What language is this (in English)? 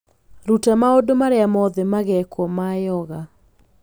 Kikuyu